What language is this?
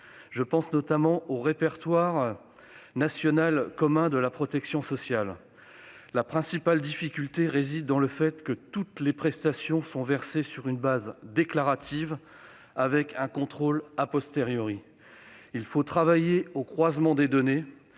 French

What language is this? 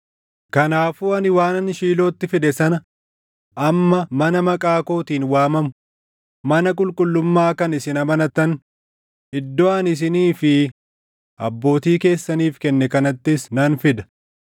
Oromo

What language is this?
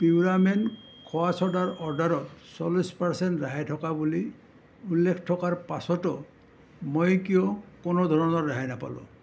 Assamese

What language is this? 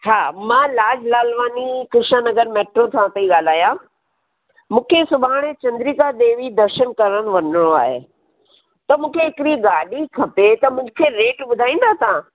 Sindhi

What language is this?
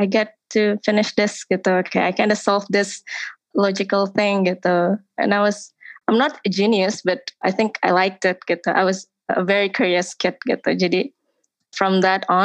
Indonesian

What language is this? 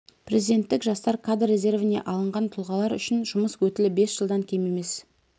Kazakh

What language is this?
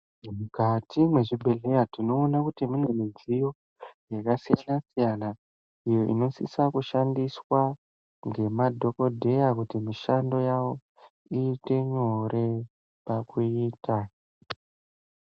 Ndau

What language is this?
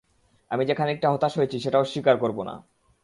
Bangla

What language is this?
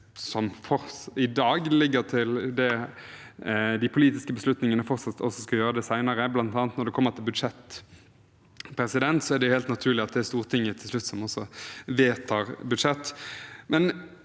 Norwegian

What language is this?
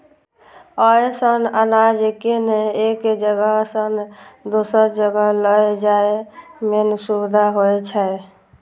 Maithili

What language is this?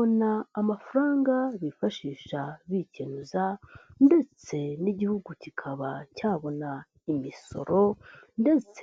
Kinyarwanda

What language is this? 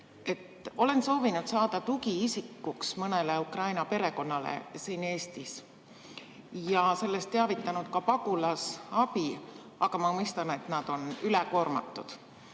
Estonian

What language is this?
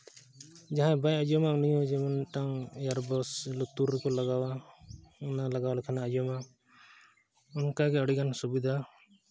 Santali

